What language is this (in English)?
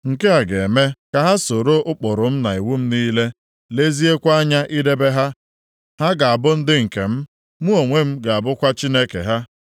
Igbo